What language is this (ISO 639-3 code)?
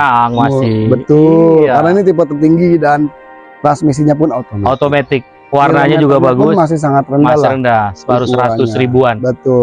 ind